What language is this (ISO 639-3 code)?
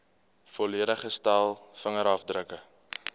afr